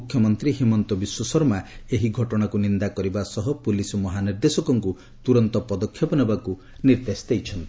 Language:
Odia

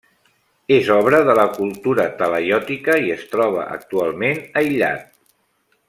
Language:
Catalan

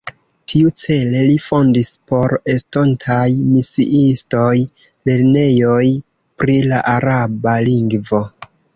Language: Esperanto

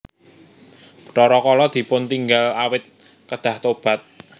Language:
Javanese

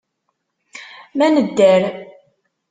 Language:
Kabyle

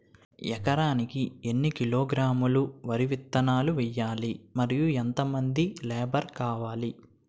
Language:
Telugu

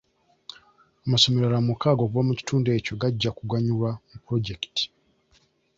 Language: Ganda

